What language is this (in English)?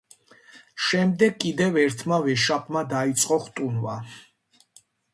Georgian